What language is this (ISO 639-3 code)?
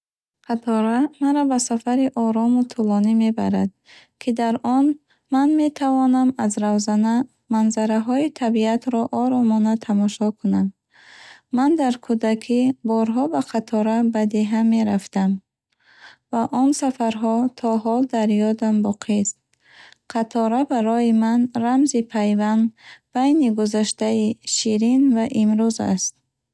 bhh